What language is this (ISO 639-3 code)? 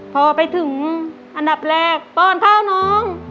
tha